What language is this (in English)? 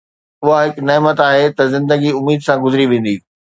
Sindhi